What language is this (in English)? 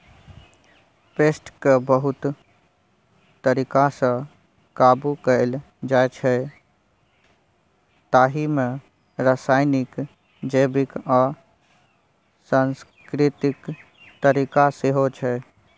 Maithili